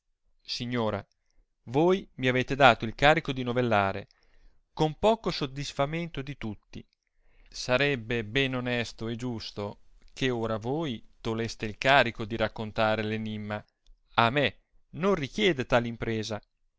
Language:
Italian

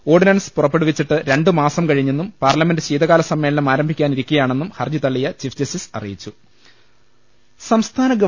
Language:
Malayalam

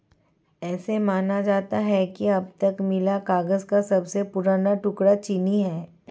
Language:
Hindi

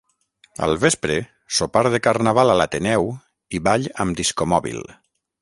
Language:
Catalan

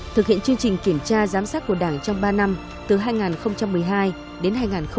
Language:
Vietnamese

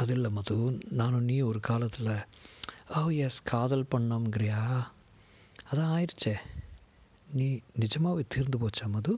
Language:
Tamil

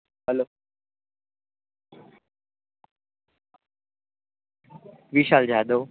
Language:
Gujarati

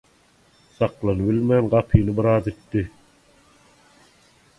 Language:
Turkmen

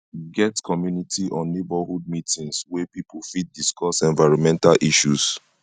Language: Nigerian Pidgin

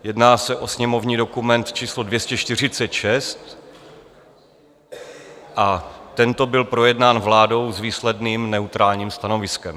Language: Czech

